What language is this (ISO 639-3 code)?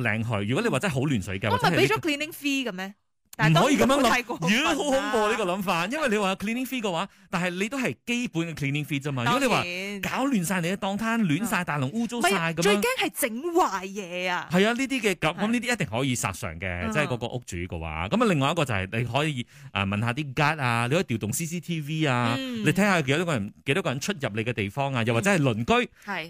zho